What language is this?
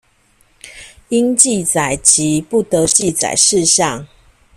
Chinese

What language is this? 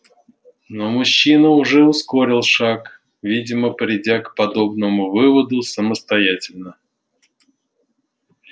Russian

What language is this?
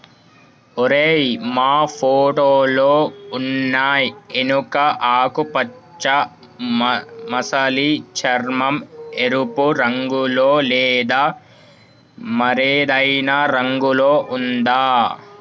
Telugu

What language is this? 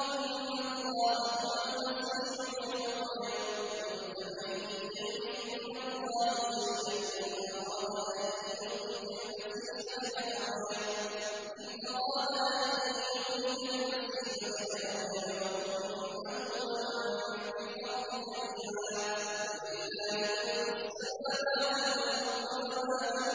Arabic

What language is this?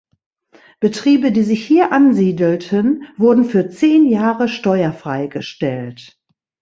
German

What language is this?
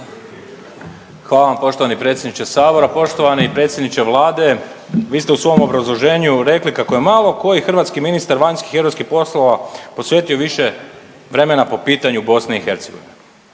Croatian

